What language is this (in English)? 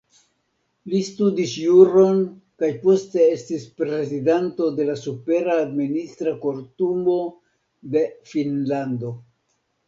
Esperanto